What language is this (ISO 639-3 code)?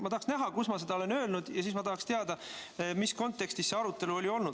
est